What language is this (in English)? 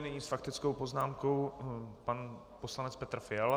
Czech